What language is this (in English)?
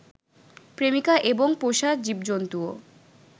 Bangla